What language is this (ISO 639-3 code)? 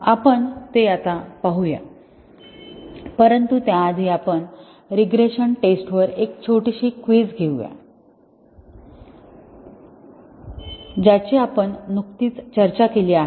mar